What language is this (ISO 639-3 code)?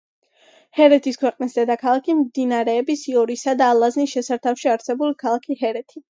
kat